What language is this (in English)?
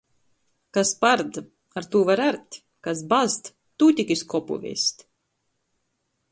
Latgalian